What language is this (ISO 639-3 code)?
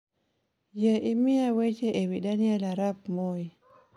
luo